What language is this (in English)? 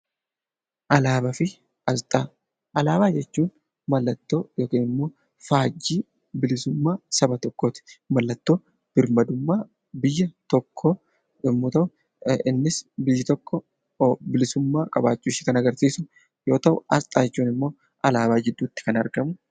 Oromo